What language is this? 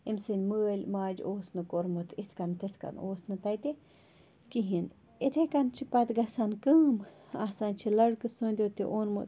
Kashmiri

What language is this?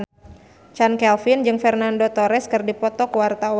Sundanese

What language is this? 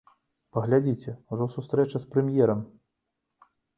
Belarusian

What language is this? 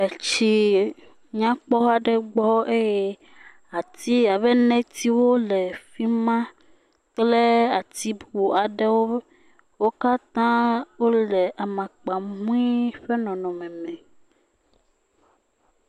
Ewe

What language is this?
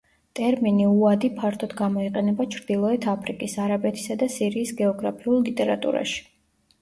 Georgian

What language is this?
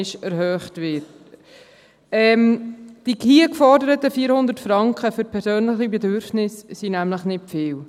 Swiss German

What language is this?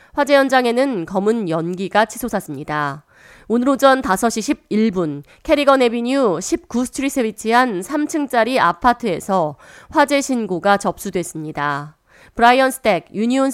Korean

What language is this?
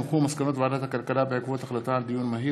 Hebrew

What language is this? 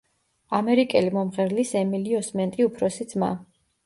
Georgian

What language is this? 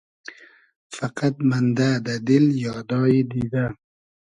Hazaragi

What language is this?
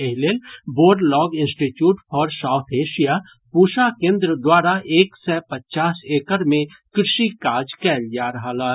Maithili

